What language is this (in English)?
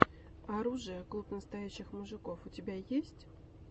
Russian